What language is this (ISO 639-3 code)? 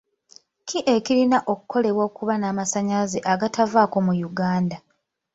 lug